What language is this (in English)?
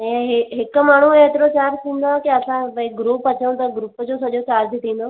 Sindhi